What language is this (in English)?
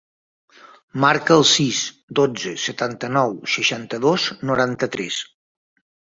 Catalan